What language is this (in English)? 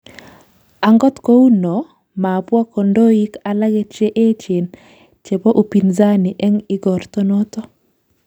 Kalenjin